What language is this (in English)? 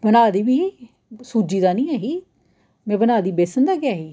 Dogri